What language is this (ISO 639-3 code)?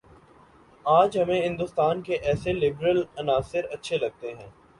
urd